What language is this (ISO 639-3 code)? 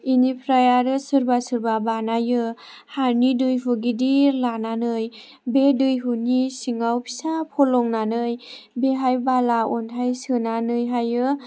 brx